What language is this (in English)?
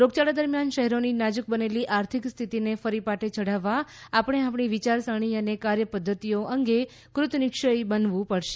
Gujarati